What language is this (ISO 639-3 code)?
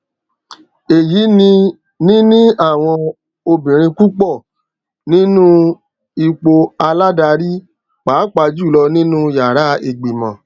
yor